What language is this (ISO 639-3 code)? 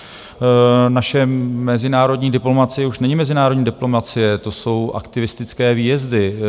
ces